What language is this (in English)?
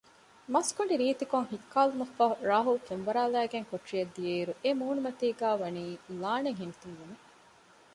Divehi